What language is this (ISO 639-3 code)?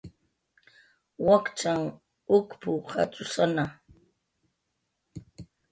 jqr